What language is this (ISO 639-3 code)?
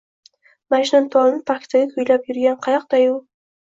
uzb